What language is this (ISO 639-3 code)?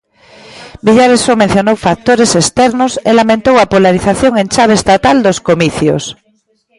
glg